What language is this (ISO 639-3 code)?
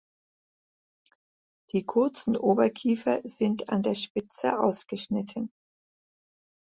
deu